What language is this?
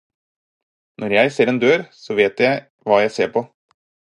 Norwegian Bokmål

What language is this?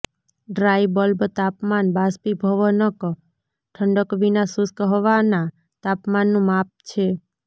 Gujarati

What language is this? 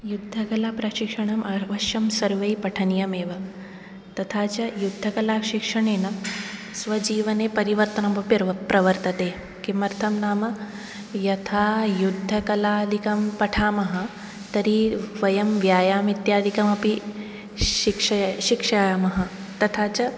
Sanskrit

